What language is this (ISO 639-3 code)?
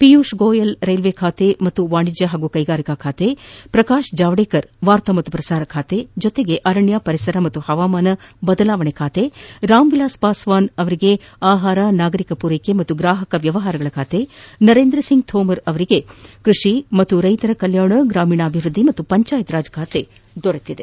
kan